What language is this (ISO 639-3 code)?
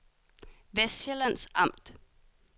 dan